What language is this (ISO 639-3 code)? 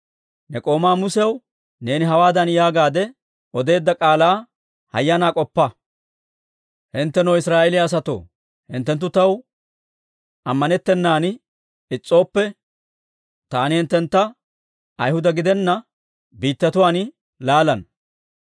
dwr